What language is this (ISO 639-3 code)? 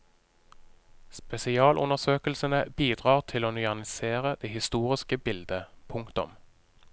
nor